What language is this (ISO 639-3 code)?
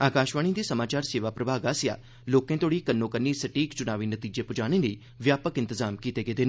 doi